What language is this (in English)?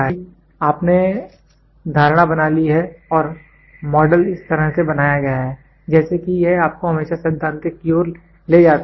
Hindi